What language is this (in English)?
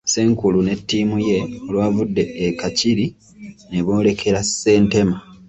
Ganda